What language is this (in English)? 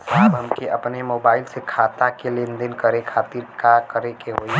Bhojpuri